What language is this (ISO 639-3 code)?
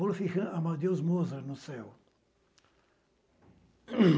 por